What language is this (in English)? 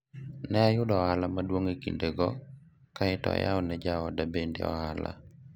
Luo (Kenya and Tanzania)